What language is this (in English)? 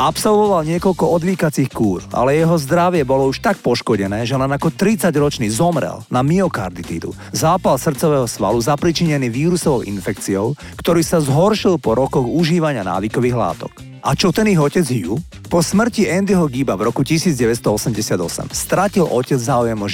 Slovak